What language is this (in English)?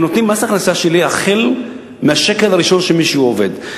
Hebrew